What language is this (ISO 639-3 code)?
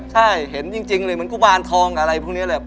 tha